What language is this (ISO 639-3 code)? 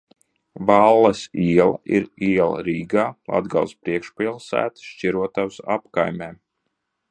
lav